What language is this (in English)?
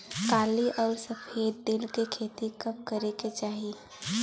Bhojpuri